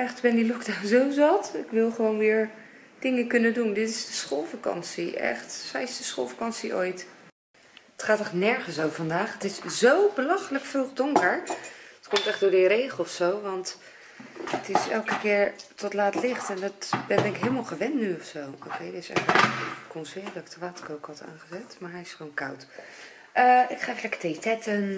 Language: Dutch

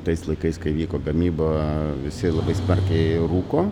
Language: Lithuanian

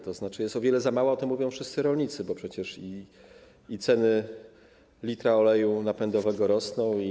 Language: Polish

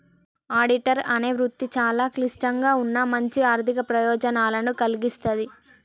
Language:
Telugu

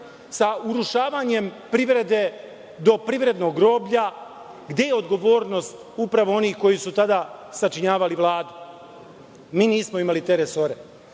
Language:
Serbian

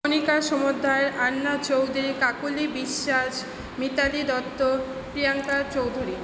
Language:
Bangla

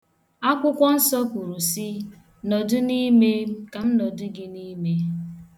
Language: Igbo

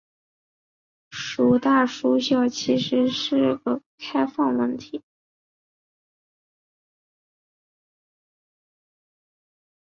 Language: Chinese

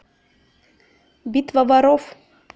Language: Russian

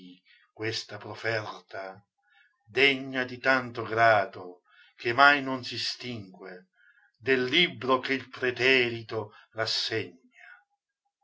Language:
Italian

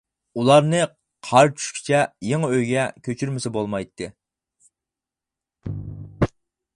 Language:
Uyghur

